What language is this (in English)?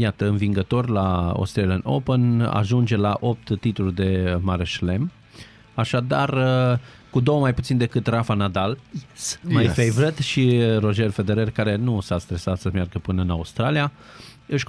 Romanian